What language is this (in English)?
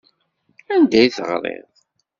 Kabyle